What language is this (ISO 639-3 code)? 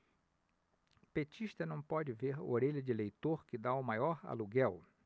por